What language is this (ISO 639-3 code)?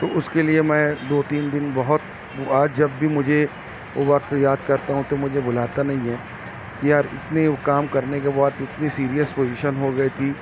urd